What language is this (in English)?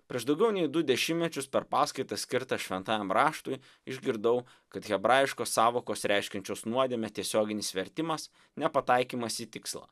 Lithuanian